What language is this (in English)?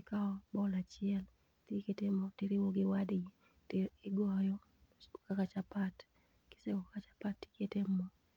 Luo (Kenya and Tanzania)